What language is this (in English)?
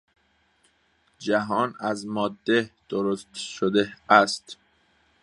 Persian